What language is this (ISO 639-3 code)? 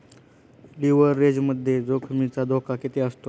mar